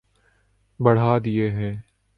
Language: Urdu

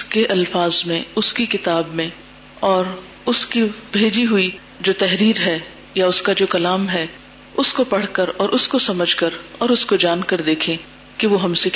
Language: Urdu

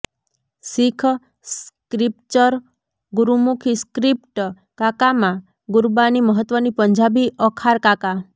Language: Gujarati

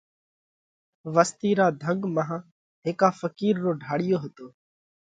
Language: Parkari Koli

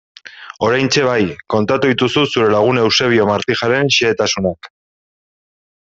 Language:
Basque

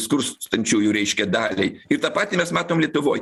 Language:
Lithuanian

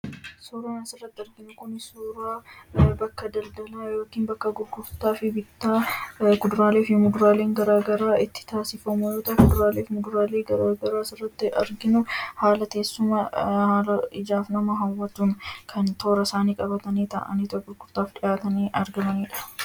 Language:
Oromo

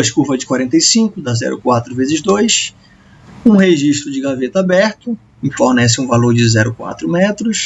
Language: Portuguese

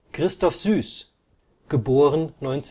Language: German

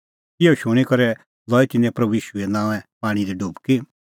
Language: Kullu Pahari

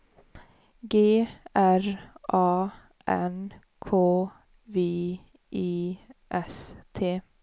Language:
Swedish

